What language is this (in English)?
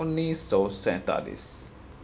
Urdu